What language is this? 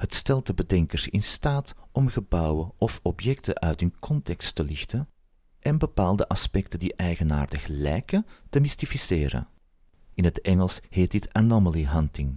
Dutch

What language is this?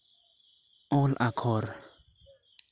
Santali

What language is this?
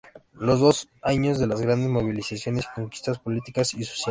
Spanish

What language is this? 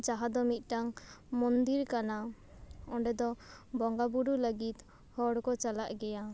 Santali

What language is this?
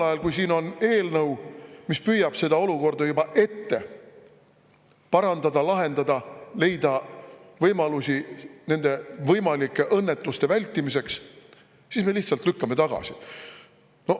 Estonian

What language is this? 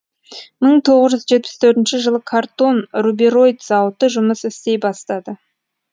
Kazakh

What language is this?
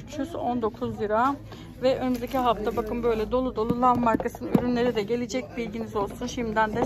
Turkish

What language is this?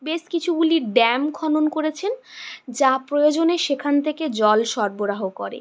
Bangla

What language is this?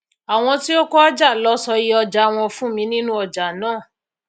Yoruba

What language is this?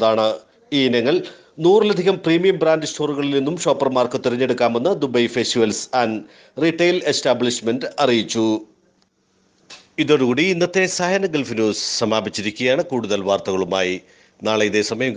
English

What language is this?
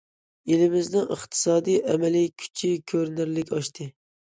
Uyghur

